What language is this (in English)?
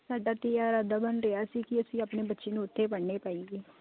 Punjabi